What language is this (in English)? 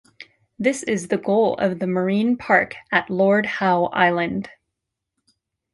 English